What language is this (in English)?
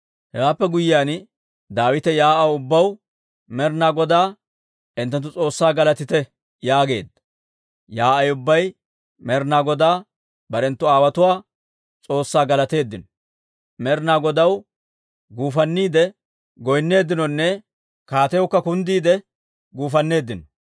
Dawro